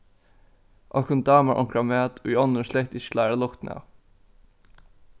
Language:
Faroese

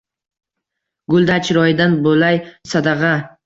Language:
Uzbek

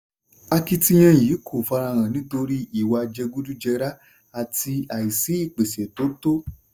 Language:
Yoruba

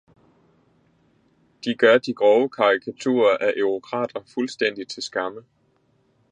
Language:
Danish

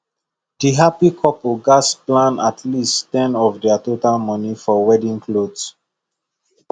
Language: Nigerian Pidgin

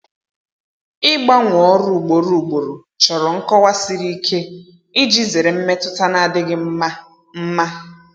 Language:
Igbo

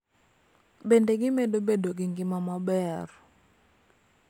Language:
Luo (Kenya and Tanzania)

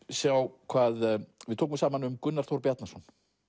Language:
Icelandic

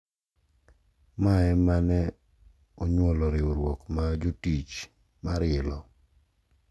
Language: Luo (Kenya and Tanzania)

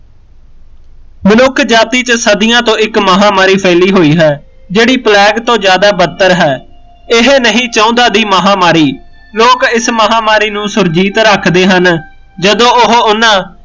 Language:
Punjabi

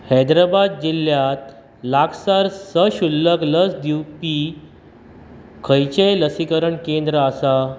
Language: Konkani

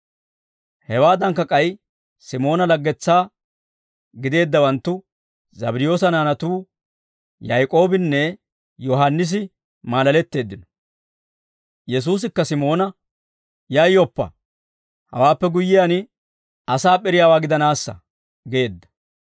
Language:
Dawro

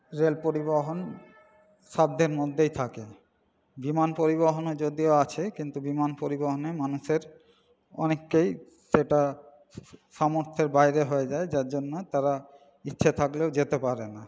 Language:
Bangla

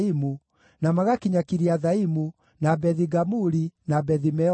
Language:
Kikuyu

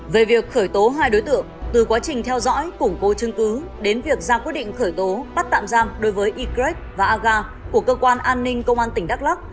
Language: Vietnamese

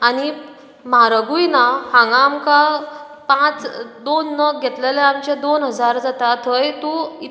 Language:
Konkani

